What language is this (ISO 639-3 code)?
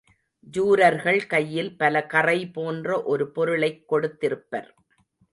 tam